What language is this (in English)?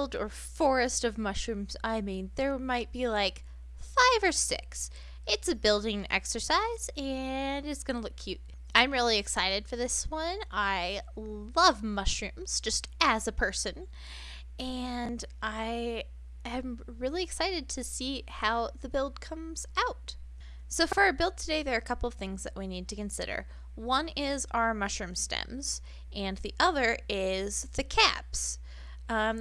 English